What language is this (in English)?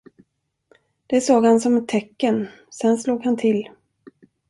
Swedish